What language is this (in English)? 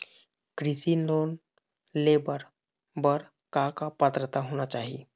Chhattisgarhi